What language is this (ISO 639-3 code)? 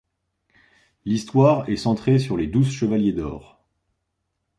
fra